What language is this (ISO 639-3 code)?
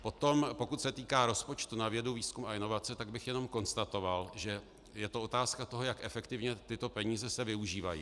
ces